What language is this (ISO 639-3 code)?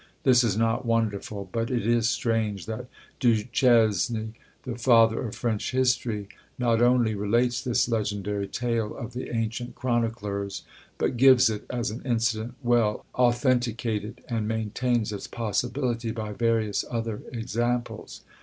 eng